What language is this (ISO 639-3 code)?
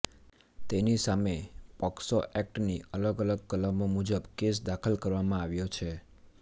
guj